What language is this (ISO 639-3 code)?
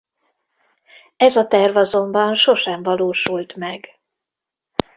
hun